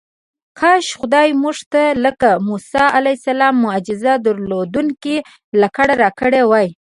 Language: Pashto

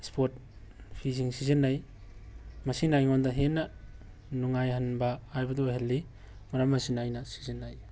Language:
Manipuri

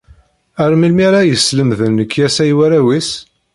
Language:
Kabyle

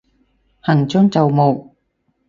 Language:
Cantonese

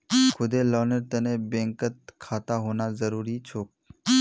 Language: Magahi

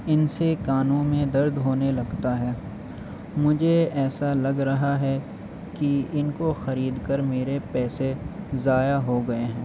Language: Urdu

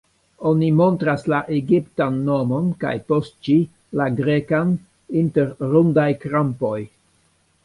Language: Esperanto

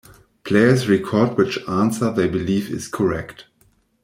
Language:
English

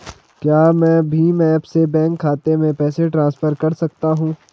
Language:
Hindi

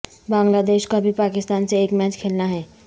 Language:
Urdu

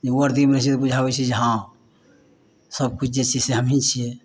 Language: Maithili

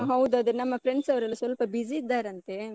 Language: Kannada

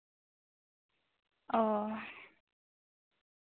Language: Santali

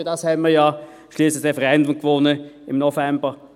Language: Swiss German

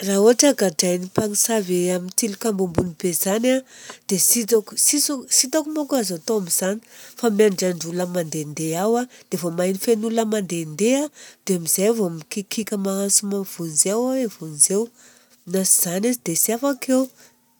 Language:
Southern Betsimisaraka Malagasy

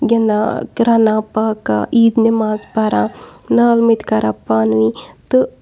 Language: Kashmiri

